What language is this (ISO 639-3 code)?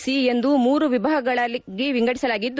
kan